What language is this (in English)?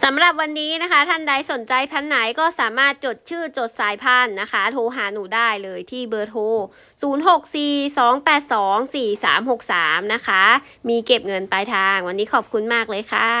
Thai